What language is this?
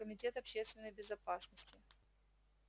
Russian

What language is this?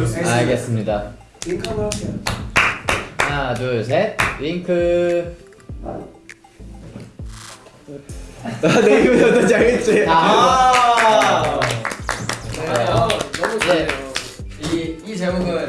Korean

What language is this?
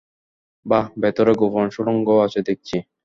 Bangla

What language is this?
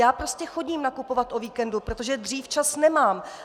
Czech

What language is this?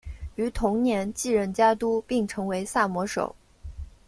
Chinese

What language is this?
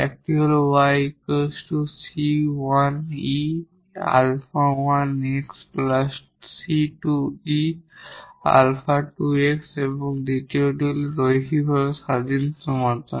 Bangla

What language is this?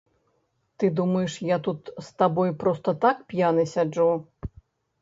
Belarusian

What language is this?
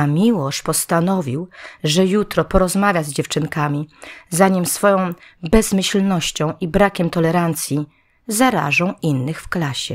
Polish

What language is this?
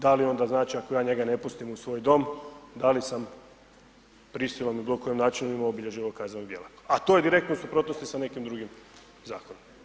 Croatian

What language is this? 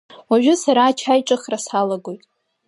Abkhazian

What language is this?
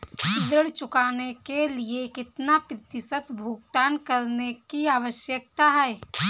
Hindi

